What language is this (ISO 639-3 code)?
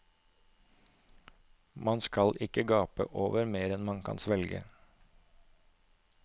nor